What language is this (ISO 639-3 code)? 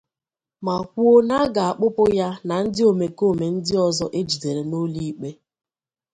ibo